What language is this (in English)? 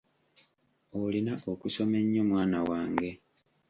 Ganda